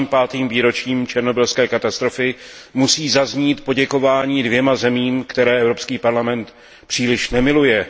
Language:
Czech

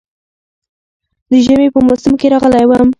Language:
Pashto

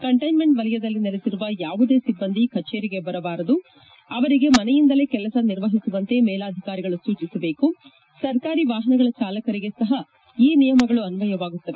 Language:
Kannada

